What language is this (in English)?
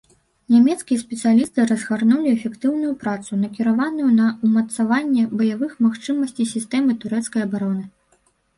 Belarusian